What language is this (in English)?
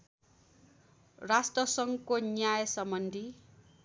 Nepali